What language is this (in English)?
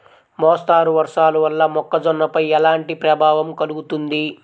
Telugu